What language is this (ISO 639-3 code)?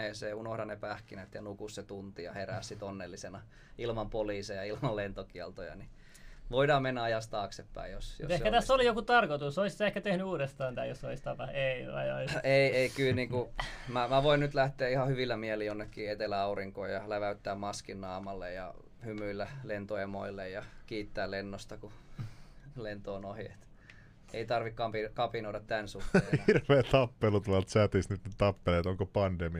fin